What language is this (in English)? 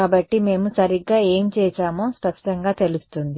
Telugu